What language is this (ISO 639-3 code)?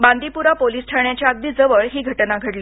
mar